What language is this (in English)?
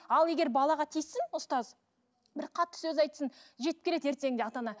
Kazakh